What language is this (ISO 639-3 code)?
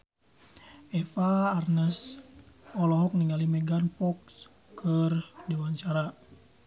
sun